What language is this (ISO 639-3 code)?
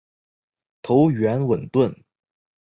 zho